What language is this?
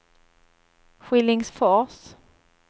Swedish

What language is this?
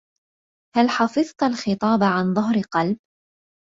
Arabic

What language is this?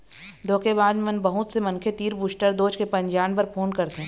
Chhattisgarhi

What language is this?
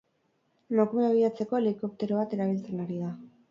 Basque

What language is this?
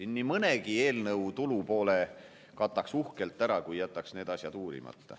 Estonian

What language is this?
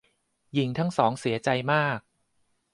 Thai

